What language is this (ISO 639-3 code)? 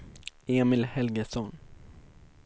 swe